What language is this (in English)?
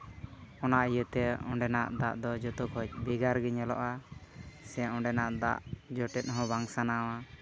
Santali